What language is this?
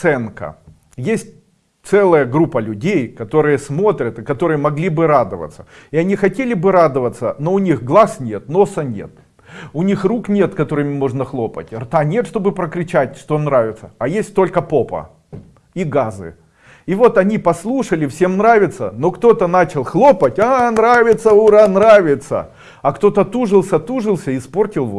Russian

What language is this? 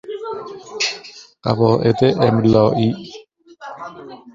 Persian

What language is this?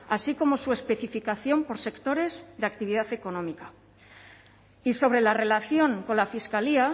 Spanish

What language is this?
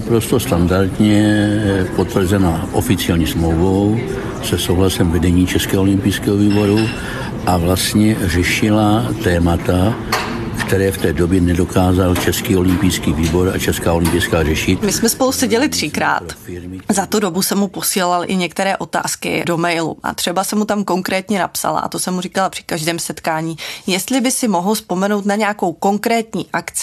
Czech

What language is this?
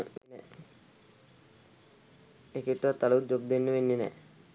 Sinhala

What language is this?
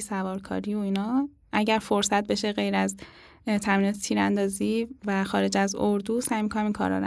Persian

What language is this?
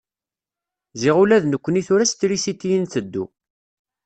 Kabyle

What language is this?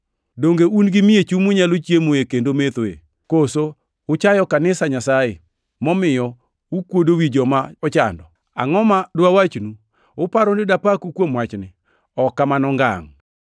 Luo (Kenya and Tanzania)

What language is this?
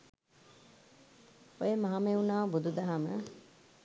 Sinhala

